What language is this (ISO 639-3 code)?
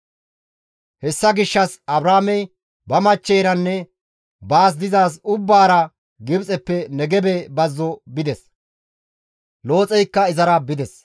gmv